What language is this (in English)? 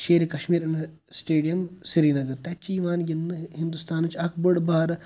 Kashmiri